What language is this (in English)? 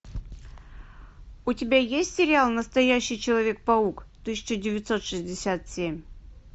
Russian